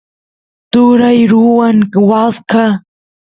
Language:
Santiago del Estero Quichua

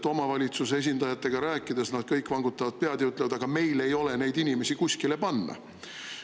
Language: Estonian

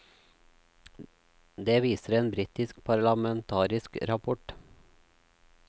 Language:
Norwegian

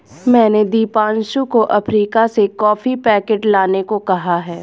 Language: Hindi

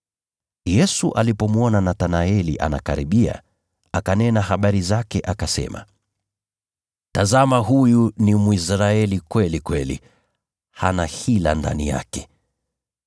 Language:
Swahili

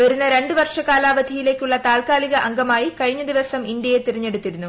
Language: Malayalam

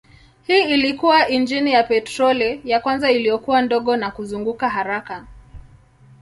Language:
Swahili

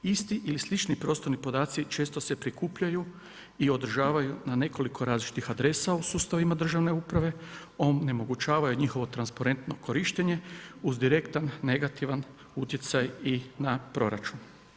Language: Croatian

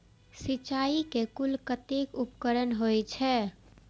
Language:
Maithili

